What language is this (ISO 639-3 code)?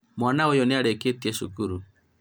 kik